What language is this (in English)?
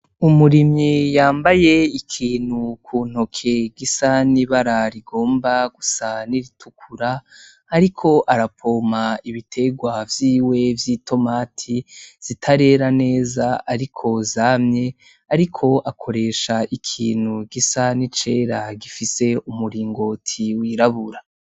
Rundi